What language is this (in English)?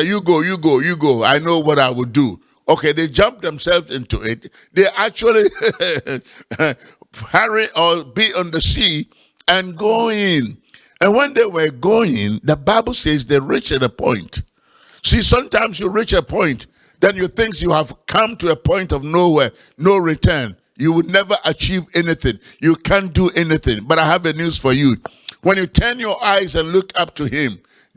English